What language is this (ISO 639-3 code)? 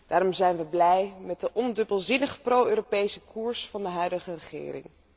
nld